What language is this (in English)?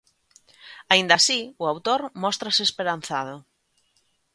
Galician